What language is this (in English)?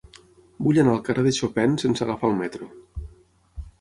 Catalan